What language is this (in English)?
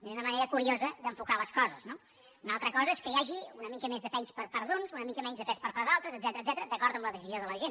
Catalan